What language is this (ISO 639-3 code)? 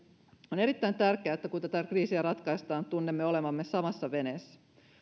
fin